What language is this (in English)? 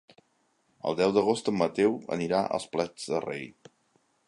Catalan